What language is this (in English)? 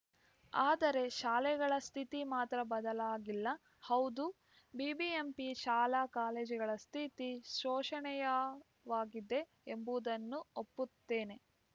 Kannada